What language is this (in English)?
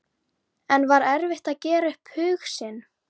Icelandic